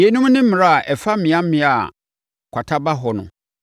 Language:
Akan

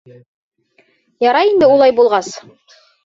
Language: Bashkir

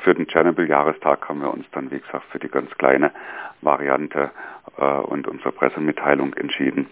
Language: German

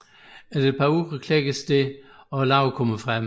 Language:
Danish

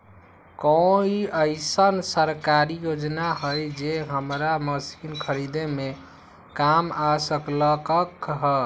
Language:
Magahi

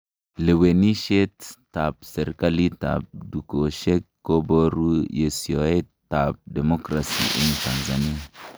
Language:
Kalenjin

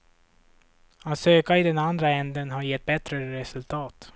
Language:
Swedish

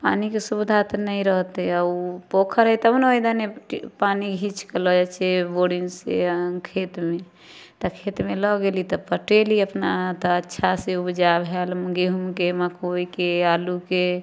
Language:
Maithili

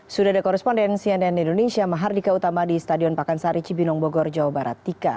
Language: Indonesian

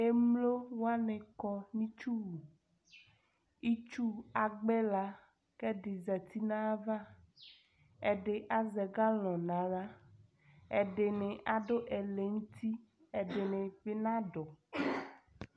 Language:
Ikposo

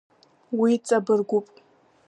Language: Abkhazian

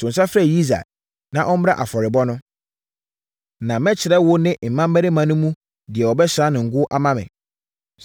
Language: Akan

